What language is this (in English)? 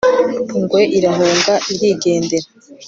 Kinyarwanda